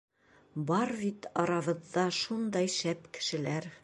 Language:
Bashkir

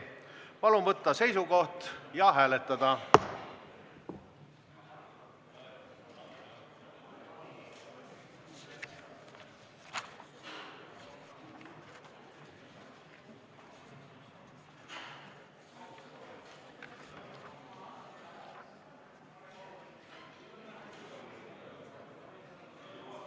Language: Estonian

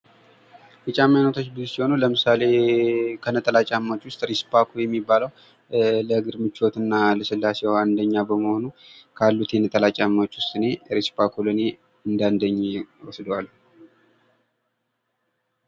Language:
Amharic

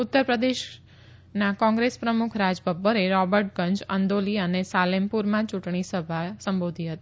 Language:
Gujarati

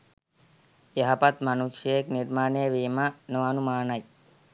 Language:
Sinhala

